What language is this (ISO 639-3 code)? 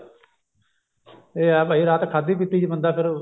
pan